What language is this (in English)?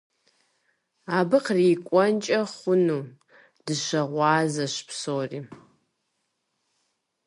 Kabardian